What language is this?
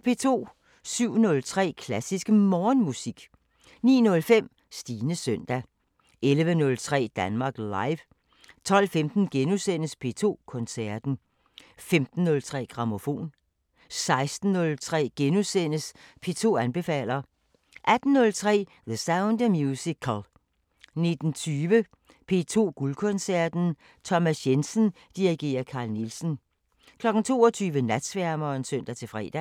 Danish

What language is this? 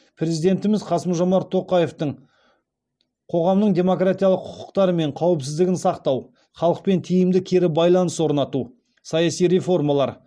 Kazakh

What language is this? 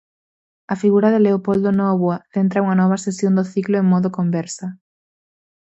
Galician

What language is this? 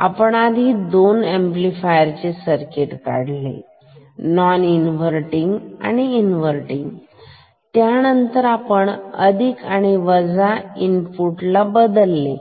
Marathi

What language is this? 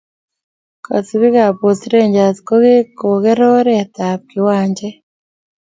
Kalenjin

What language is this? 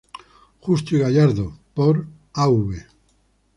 Spanish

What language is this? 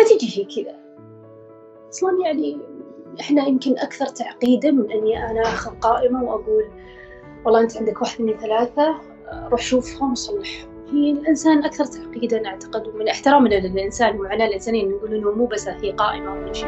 Arabic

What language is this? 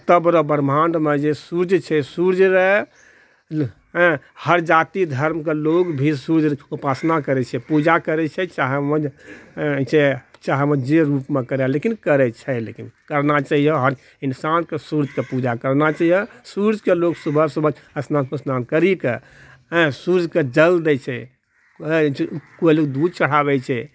Maithili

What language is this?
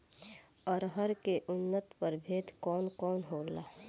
Bhojpuri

